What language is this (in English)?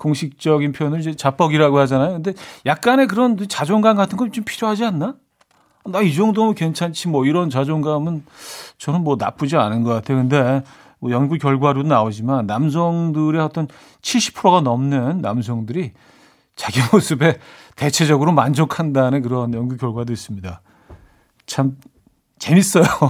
Korean